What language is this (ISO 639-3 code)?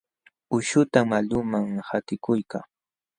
qxw